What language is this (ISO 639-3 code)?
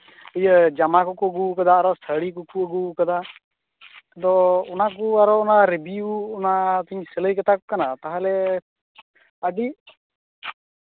sat